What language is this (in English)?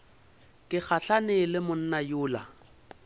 Northern Sotho